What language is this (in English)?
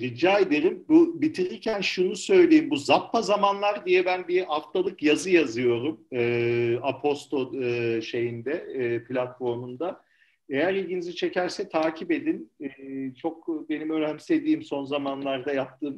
Turkish